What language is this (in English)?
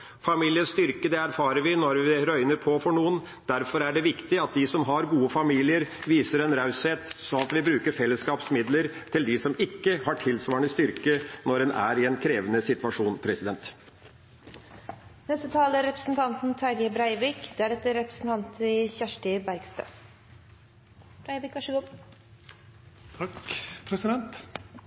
Norwegian